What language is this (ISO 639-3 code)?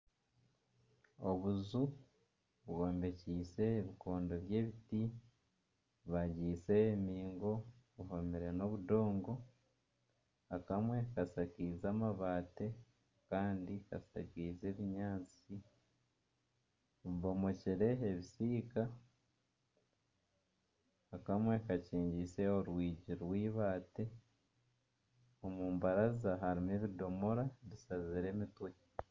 nyn